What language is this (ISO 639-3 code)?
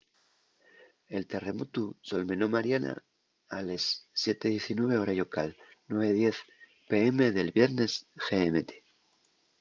ast